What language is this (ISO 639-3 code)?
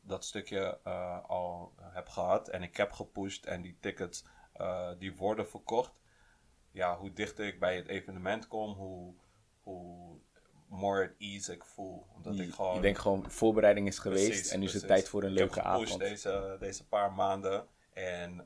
nld